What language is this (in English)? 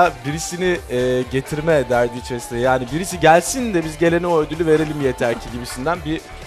Turkish